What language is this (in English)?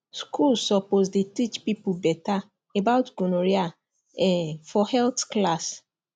Nigerian Pidgin